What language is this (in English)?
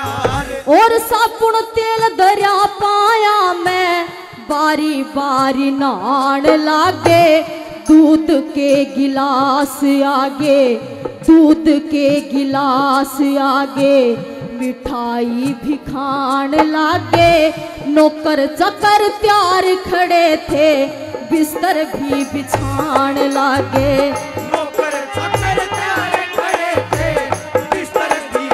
Hindi